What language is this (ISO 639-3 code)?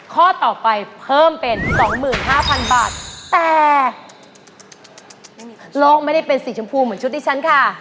tha